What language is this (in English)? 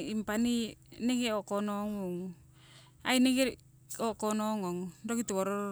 Siwai